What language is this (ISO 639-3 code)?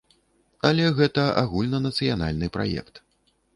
bel